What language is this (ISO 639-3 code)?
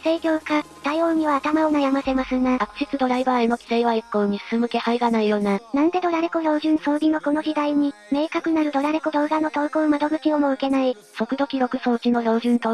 jpn